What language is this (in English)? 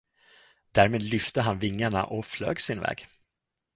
Swedish